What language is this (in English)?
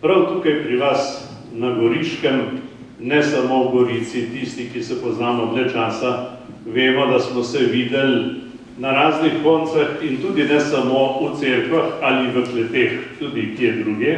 Bulgarian